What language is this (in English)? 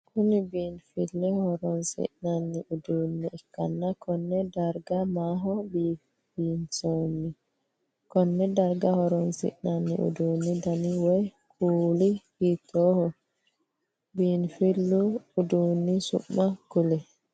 Sidamo